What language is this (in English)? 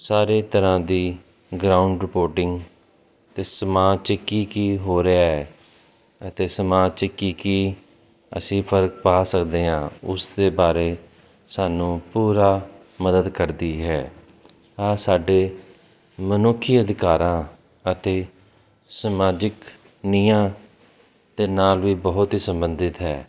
Punjabi